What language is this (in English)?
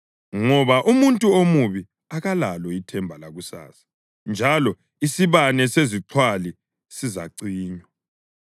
North Ndebele